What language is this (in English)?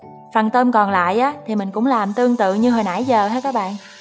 Vietnamese